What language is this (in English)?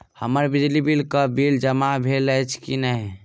Maithili